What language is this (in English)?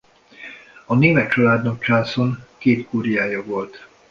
Hungarian